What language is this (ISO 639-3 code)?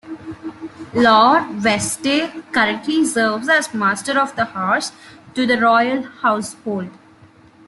eng